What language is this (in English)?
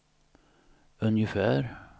Swedish